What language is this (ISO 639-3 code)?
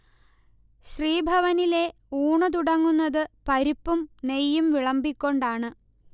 mal